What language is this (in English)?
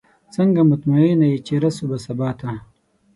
Pashto